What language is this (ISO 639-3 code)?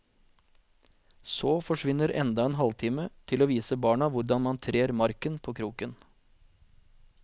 nor